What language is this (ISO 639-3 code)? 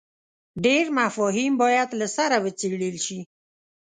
pus